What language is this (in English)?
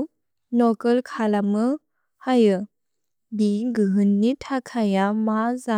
Bodo